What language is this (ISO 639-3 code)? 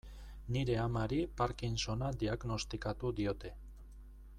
eus